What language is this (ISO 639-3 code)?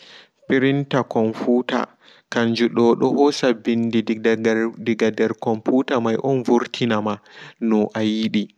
ful